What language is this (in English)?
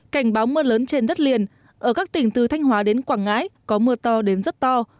Vietnamese